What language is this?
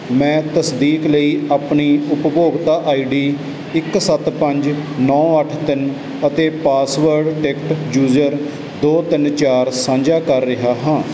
Punjabi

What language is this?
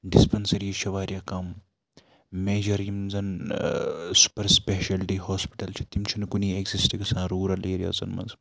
Kashmiri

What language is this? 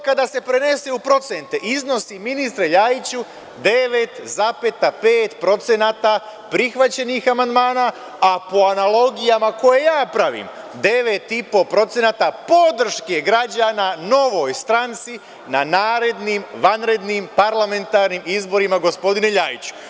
Serbian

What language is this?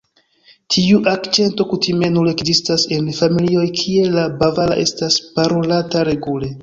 Esperanto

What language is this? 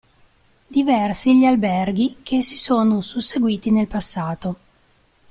Italian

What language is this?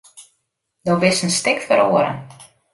Western Frisian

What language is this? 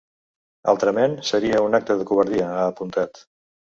Catalan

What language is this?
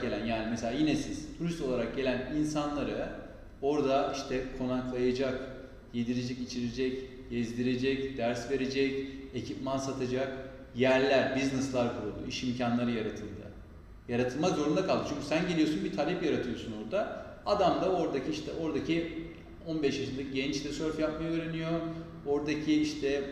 Turkish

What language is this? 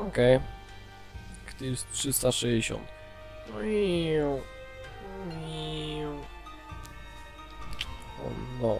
Polish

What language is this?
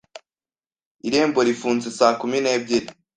Kinyarwanda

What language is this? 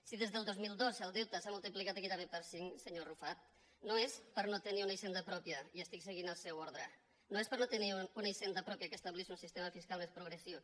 Catalan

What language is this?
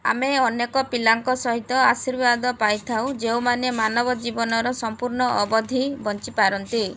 Odia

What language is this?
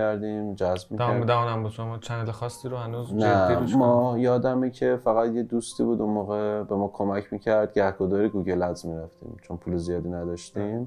Persian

